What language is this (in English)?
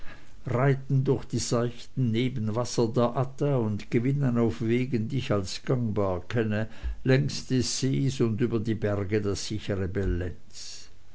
German